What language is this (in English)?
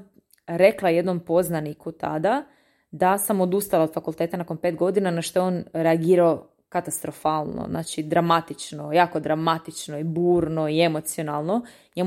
Croatian